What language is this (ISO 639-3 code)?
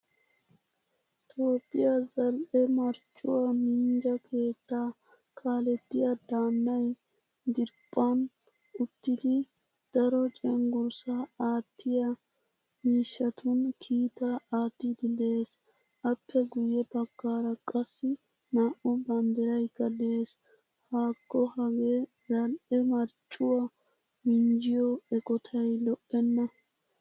wal